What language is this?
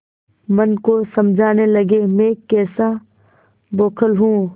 Hindi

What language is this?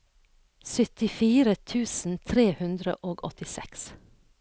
Norwegian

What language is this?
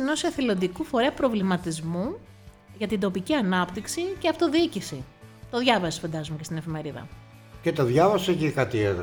Greek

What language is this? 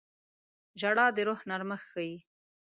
Pashto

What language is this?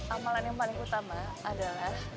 Indonesian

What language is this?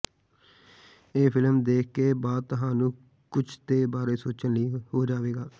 Punjabi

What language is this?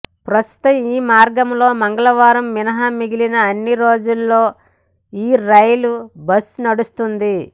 Telugu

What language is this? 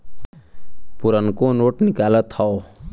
Bhojpuri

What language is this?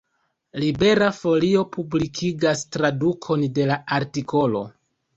Esperanto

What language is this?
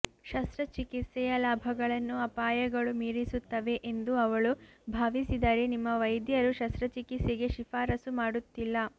Kannada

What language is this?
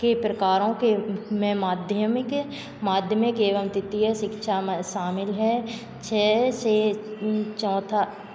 Hindi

